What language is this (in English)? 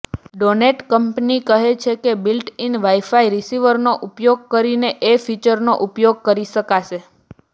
Gujarati